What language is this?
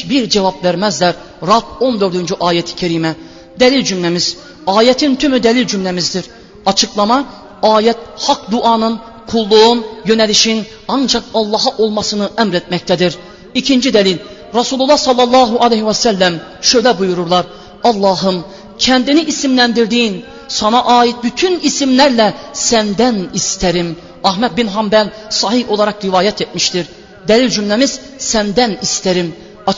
Turkish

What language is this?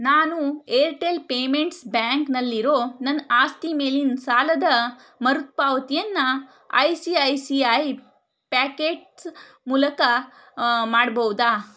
Kannada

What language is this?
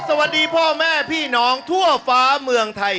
Thai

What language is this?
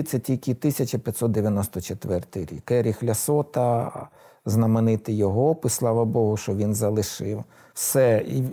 Ukrainian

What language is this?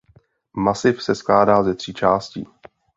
Czech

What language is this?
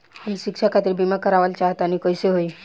Bhojpuri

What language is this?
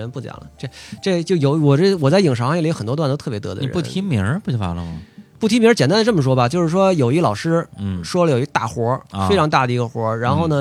Chinese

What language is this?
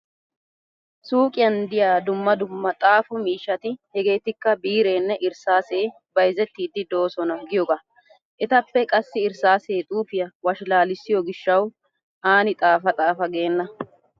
Wolaytta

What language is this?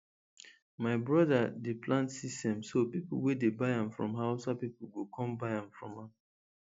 Nigerian Pidgin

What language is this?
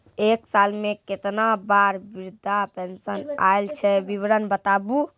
Maithili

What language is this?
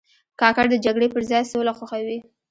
Pashto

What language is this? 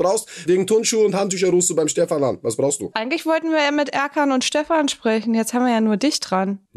German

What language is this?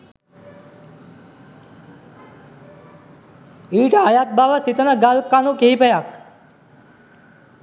Sinhala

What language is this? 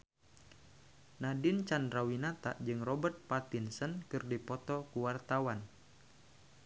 Sundanese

